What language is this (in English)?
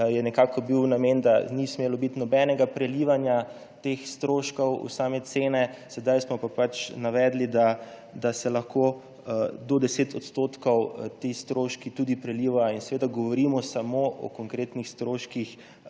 Slovenian